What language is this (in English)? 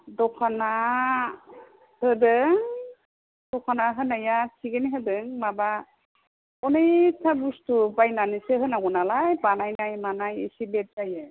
Bodo